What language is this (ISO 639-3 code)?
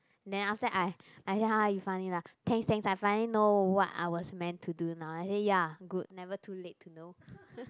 eng